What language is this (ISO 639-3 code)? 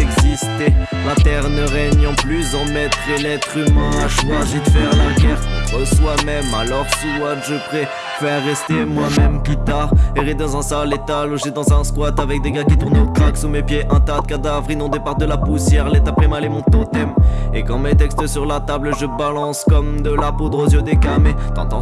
fra